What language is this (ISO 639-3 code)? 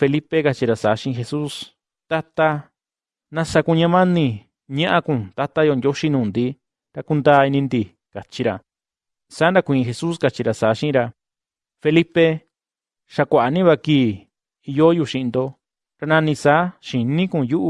spa